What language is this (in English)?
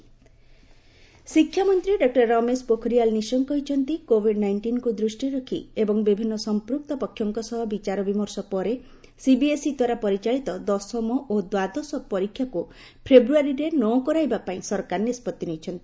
Odia